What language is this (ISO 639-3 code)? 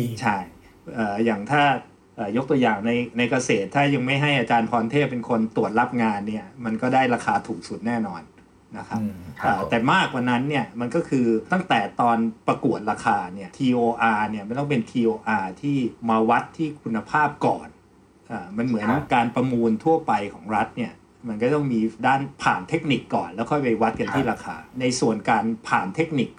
tha